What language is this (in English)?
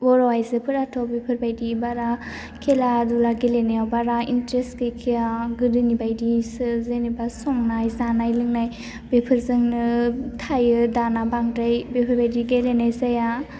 Bodo